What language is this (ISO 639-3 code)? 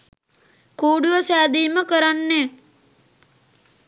sin